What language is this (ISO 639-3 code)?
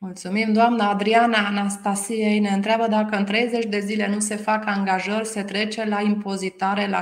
ron